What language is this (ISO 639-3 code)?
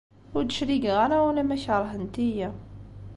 kab